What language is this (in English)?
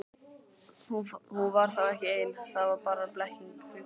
Icelandic